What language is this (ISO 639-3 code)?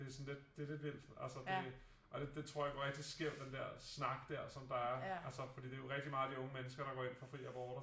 dan